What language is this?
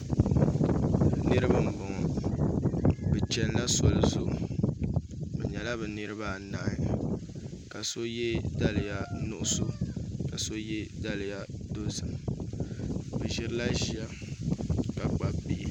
Dagbani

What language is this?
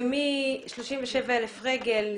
Hebrew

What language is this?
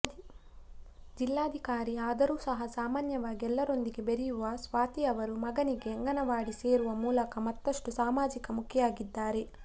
Kannada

